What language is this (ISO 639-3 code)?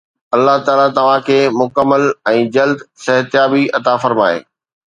snd